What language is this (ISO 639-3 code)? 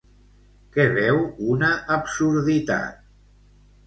cat